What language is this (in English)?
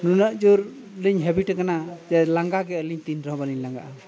Santali